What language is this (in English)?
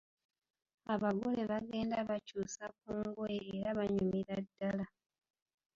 Ganda